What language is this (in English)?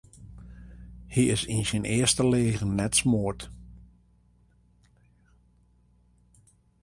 Western Frisian